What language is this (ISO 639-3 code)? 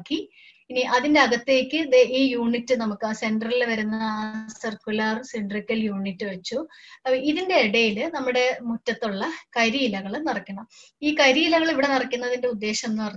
hin